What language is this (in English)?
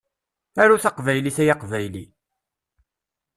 Kabyle